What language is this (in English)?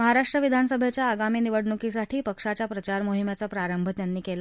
Marathi